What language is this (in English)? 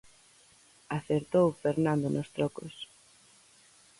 Galician